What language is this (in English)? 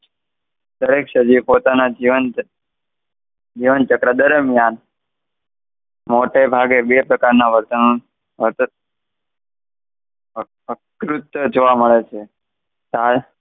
Gujarati